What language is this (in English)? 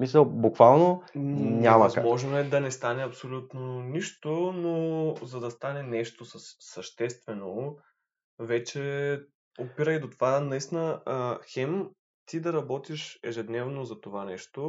Bulgarian